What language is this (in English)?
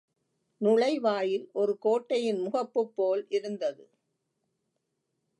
Tamil